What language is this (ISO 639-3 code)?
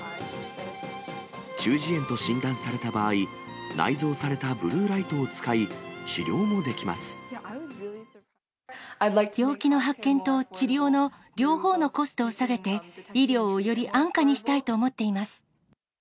jpn